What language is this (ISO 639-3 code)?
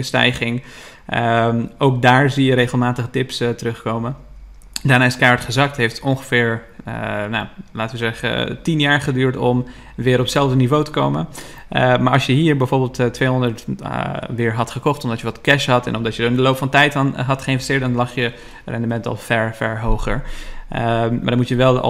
nld